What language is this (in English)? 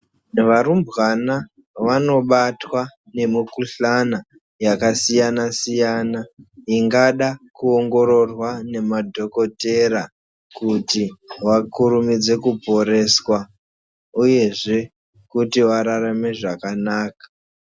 Ndau